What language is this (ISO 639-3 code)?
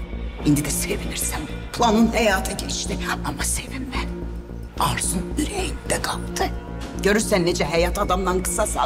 tur